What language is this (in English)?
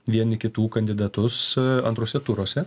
Lithuanian